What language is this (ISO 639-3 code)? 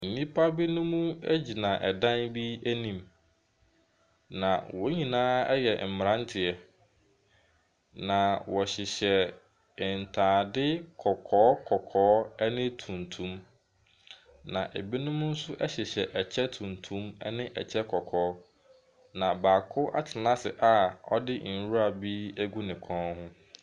aka